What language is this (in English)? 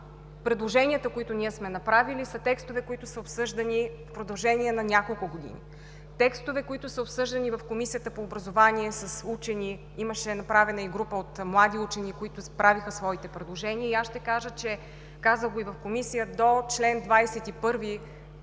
Bulgarian